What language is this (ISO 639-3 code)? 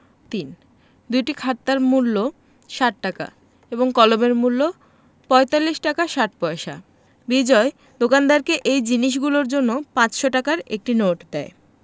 ben